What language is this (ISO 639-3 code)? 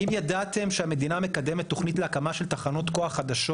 heb